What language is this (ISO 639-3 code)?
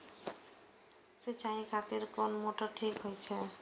mai